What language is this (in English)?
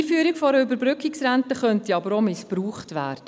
Swiss German